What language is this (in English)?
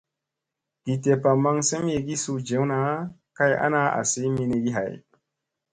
Musey